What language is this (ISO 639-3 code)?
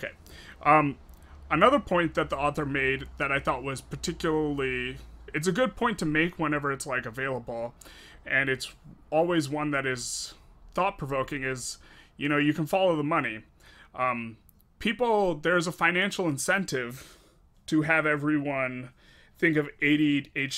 eng